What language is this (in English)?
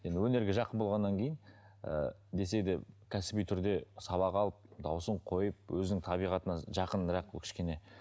Kazakh